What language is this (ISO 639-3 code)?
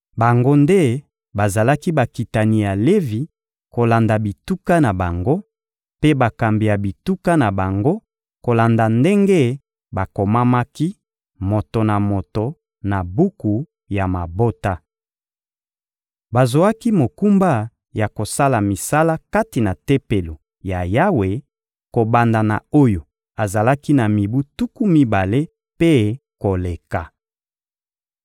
lin